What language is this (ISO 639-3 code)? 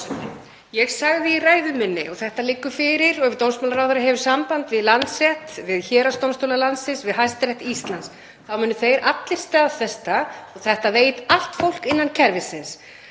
isl